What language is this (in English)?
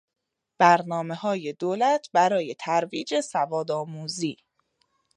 Persian